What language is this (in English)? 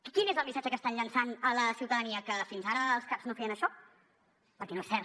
Catalan